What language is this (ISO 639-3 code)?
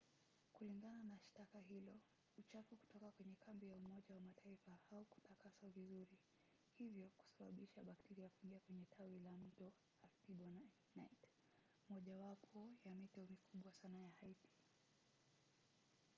swa